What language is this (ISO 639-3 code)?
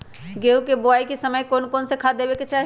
mag